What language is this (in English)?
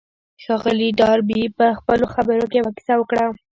Pashto